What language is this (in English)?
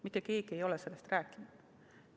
Estonian